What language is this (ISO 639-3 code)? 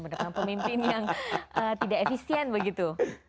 ind